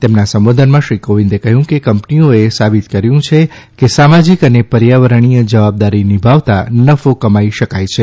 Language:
Gujarati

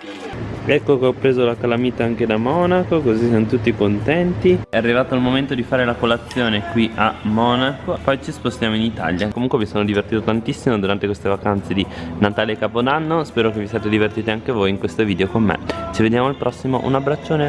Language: Italian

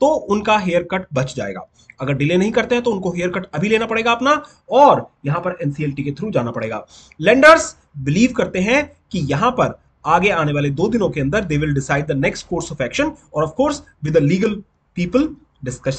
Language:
Hindi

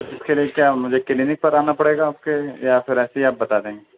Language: Urdu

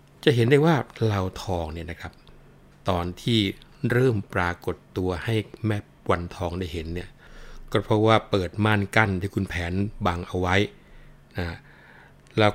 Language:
Thai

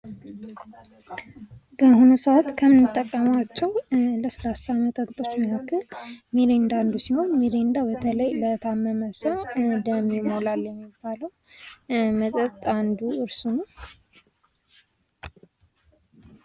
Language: Amharic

